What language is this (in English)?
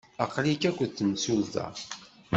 Kabyle